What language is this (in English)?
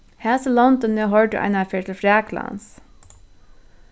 Faroese